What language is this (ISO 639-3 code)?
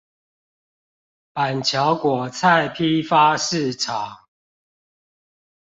zho